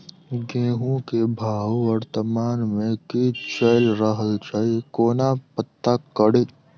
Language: Maithili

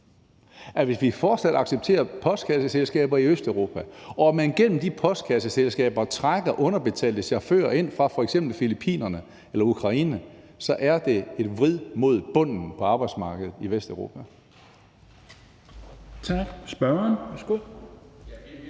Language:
Danish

